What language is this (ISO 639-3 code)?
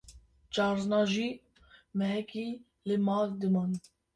kur